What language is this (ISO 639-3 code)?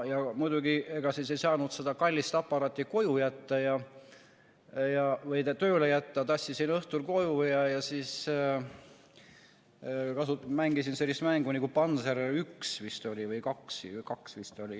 est